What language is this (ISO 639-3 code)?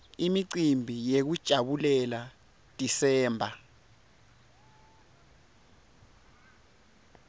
ssw